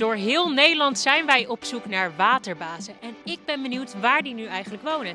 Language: Dutch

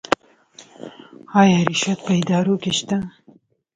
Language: Pashto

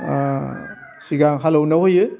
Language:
Bodo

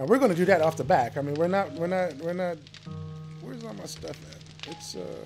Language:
English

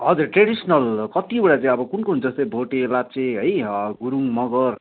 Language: Nepali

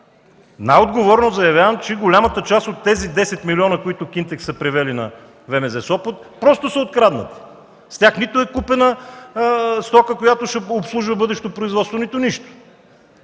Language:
Bulgarian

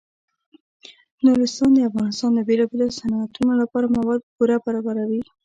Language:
Pashto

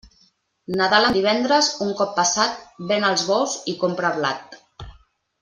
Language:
Catalan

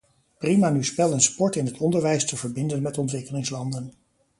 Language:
Dutch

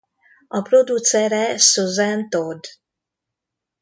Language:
Hungarian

